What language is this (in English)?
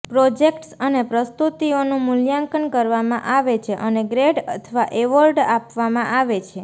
Gujarati